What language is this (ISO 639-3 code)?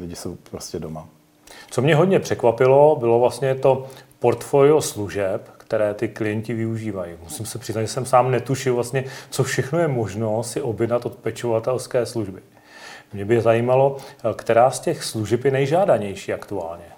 ces